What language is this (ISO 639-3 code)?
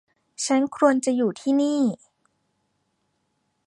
tha